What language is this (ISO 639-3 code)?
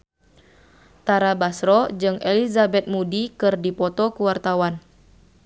sun